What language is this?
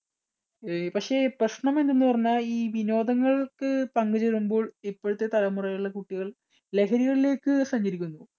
Malayalam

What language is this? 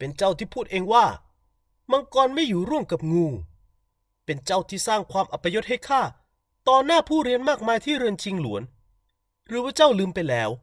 Thai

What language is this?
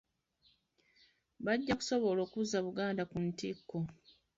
Ganda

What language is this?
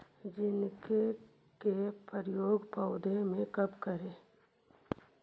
Magahi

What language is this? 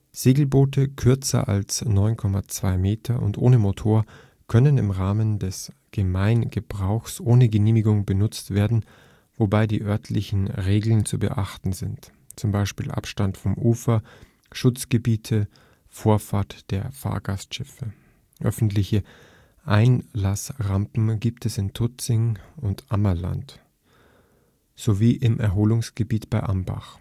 German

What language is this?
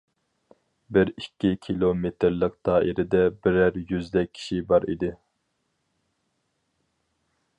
Uyghur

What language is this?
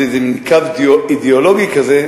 Hebrew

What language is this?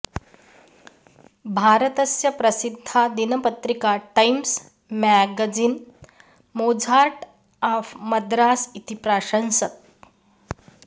Sanskrit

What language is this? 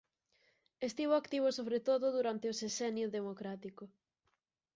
Galician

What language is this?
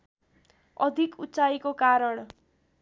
Nepali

